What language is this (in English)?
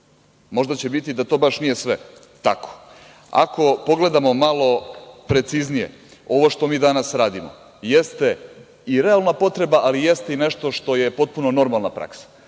Serbian